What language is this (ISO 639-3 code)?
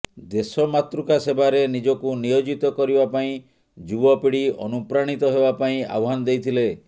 ori